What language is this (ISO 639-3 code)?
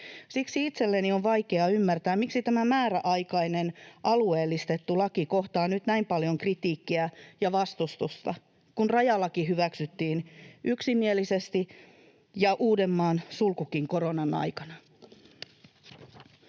fin